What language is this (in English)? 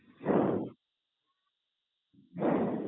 Gujarati